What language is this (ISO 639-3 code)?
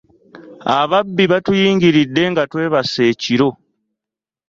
lug